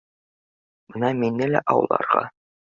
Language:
Bashkir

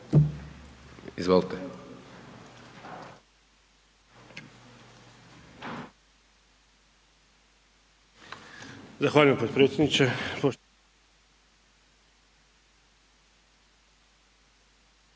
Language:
Croatian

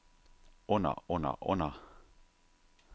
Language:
Danish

